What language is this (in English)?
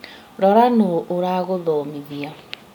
Kikuyu